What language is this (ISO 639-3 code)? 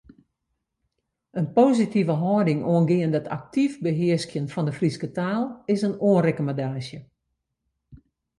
fry